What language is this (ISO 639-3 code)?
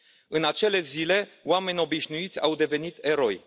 ron